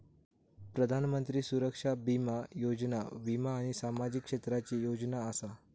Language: Marathi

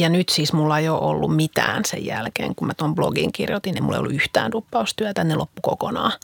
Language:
Finnish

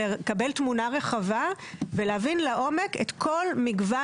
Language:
Hebrew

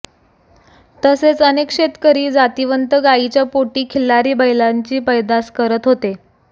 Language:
Marathi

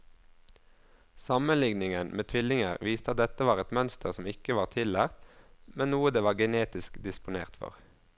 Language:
Norwegian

